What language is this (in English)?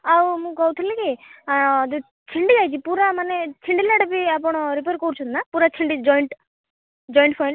Odia